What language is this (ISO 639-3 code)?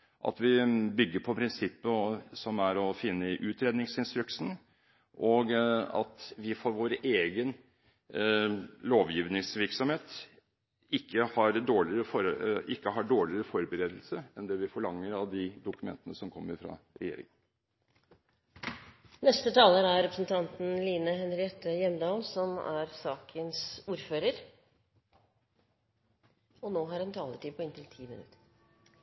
nob